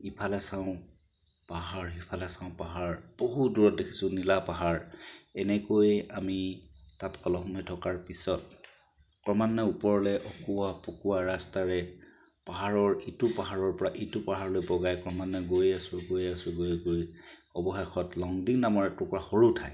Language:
Assamese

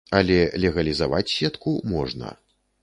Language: Belarusian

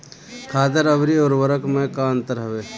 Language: Bhojpuri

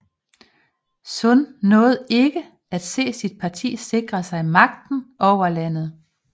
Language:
Danish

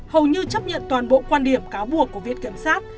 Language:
Vietnamese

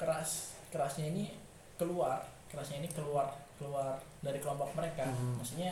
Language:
Indonesian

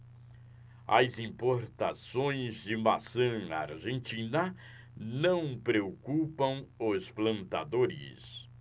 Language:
Portuguese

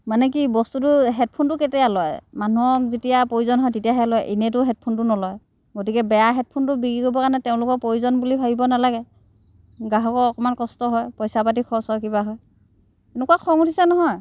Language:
Assamese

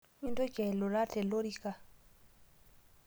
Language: Masai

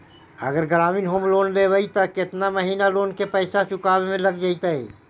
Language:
Magahi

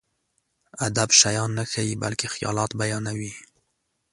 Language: Pashto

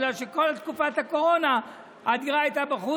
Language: Hebrew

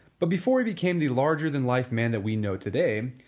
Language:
English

